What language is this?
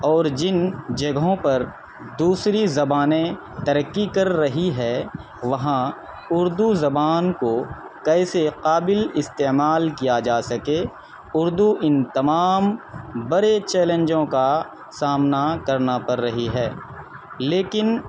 Urdu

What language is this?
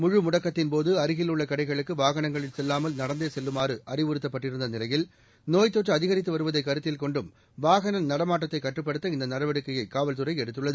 Tamil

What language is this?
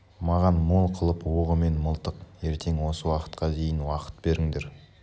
Kazakh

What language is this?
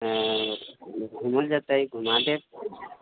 Maithili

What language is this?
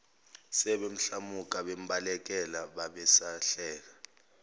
Zulu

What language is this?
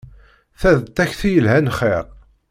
Kabyle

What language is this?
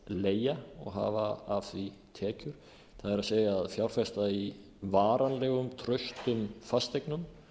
Icelandic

